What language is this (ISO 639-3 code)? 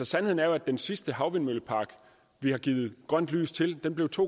dan